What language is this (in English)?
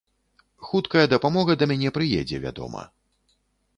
Belarusian